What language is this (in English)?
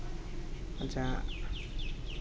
Santali